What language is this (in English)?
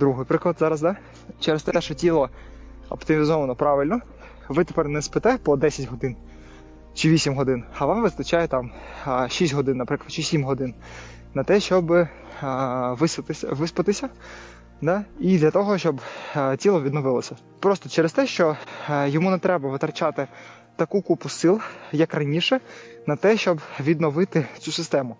Ukrainian